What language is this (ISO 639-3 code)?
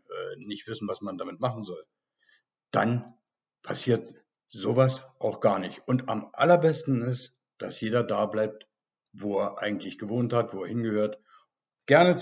deu